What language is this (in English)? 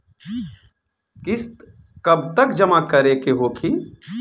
Bhojpuri